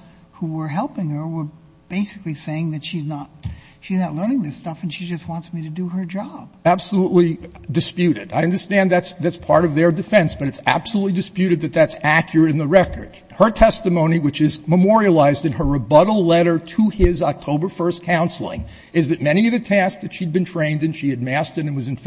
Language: English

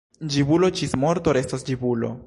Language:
Esperanto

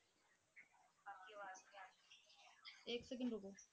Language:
Punjabi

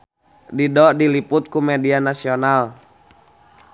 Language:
Sundanese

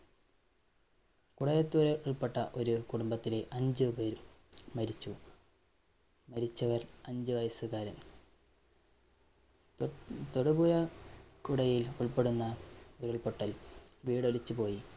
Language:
Malayalam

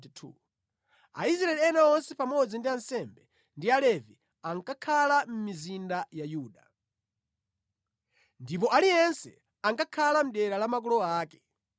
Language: Nyanja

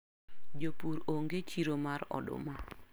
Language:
Luo (Kenya and Tanzania)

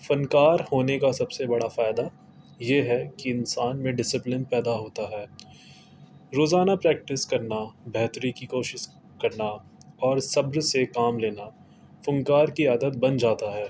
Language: Urdu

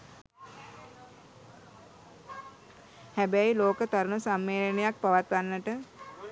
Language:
Sinhala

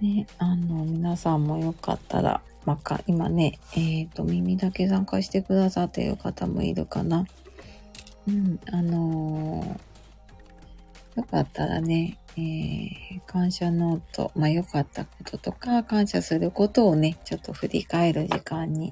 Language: Japanese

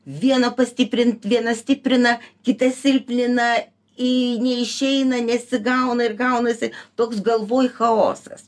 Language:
Lithuanian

